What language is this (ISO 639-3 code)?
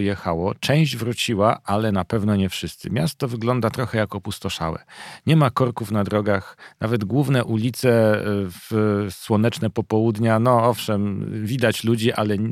pol